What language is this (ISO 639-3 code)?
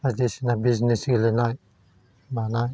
brx